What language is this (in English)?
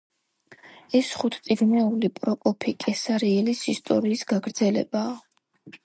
Georgian